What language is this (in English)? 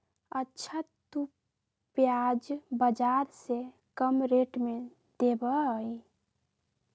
Magahi